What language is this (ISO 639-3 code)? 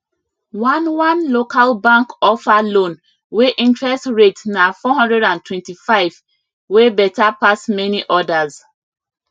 pcm